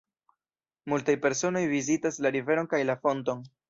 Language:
Esperanto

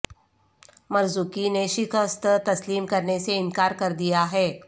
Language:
Urdu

